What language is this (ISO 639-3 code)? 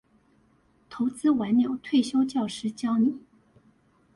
zho